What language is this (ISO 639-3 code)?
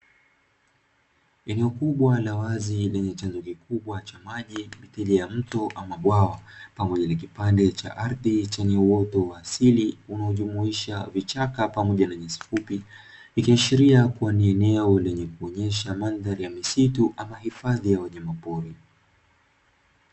swa